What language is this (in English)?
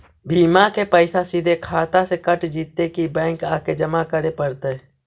Magahi